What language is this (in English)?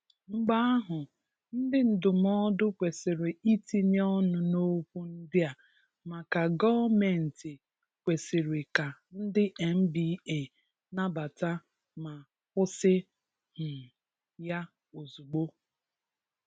Igbo